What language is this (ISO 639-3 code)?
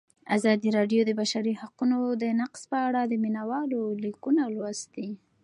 pus